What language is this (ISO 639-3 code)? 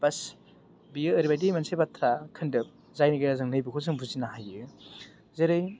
brx